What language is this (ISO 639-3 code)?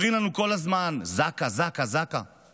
heb